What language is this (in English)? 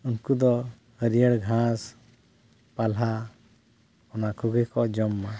Santali